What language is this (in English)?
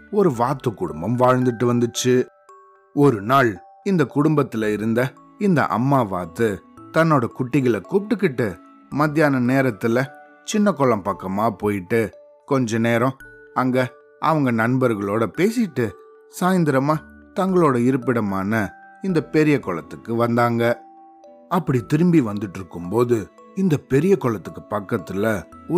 Tamil